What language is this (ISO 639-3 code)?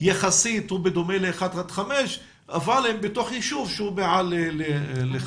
heb